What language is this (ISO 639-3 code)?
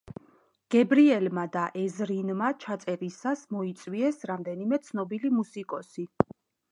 kat